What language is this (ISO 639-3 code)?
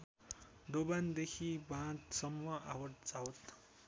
nep